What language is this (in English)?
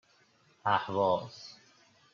Persian